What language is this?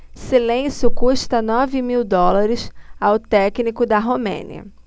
Portuguese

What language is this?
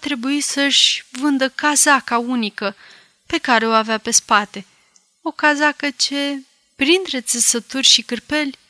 Romanian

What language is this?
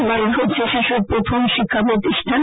Bangla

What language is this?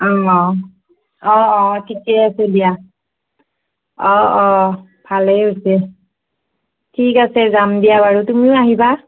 Assamese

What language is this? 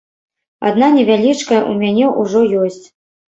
Belarusian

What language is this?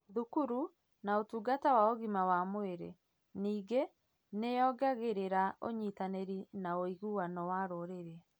Kikuyu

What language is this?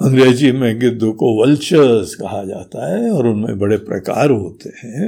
Hindi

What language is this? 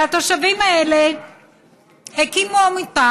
Hebrew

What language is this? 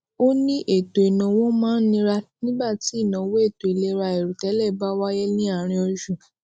Yoruba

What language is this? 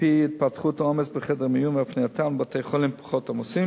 Hebrew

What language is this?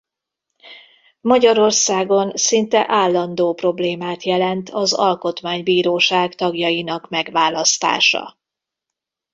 Hungarian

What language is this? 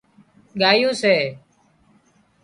Wadiyara Koli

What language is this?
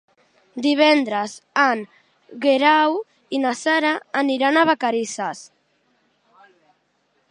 Catalan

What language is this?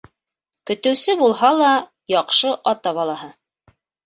Bashkir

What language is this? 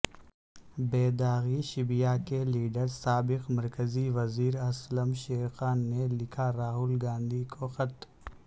Urdu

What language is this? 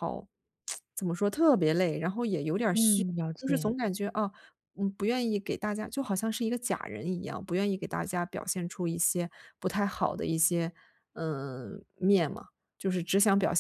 Chinese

